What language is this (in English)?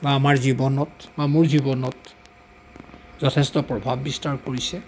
Assamese